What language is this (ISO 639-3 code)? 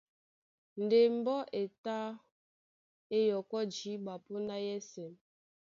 dua